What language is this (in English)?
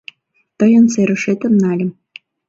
Mari